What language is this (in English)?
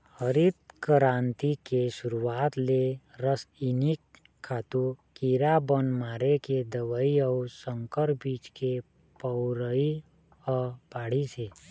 Chhattisgarhi